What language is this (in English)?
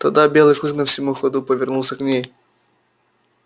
Russian